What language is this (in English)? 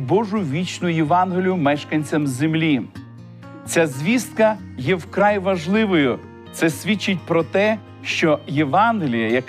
Ukrainian